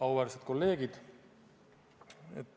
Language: Estonian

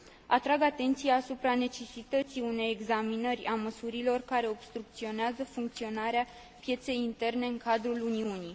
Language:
Romanian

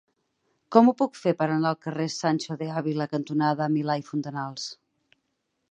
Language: Catalan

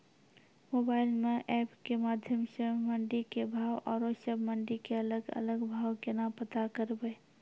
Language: Maithili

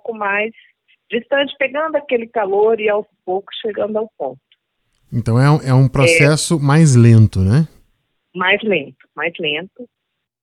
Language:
Portuguese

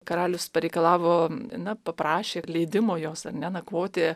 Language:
Lithuanian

